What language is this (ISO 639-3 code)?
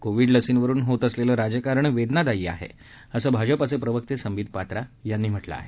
mar